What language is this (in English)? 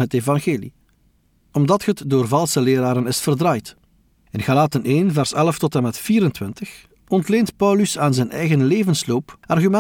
Dutch